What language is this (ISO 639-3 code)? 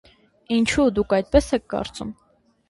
hye